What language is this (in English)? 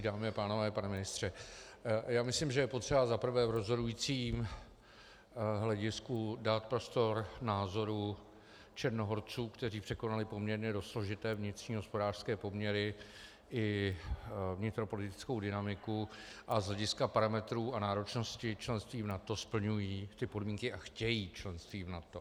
Czech